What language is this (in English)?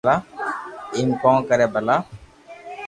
Loarki